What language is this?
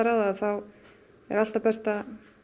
Icelandic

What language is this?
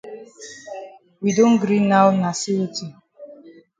Cameroon Pidgin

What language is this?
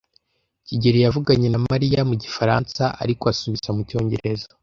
Kinyarwanda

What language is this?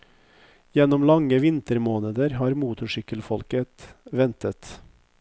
Norwegian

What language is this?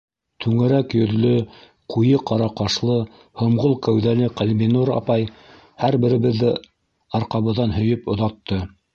Bashkir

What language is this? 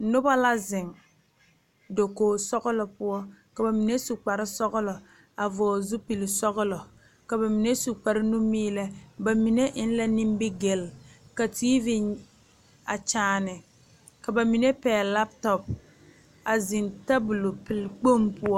Southern Dagaare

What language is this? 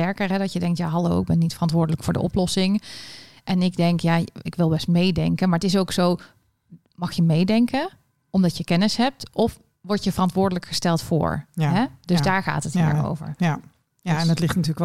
Dutch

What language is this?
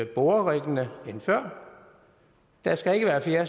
Danish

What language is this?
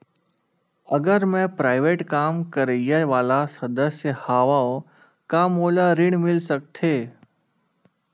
Chhattisgarhi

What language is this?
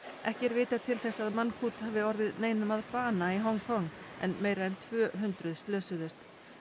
Icelandic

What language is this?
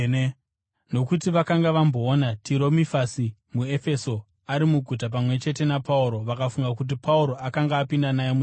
Shona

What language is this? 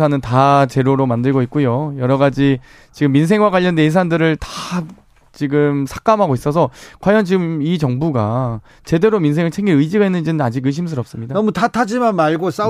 Korean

